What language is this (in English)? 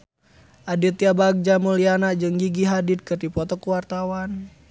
Sundanese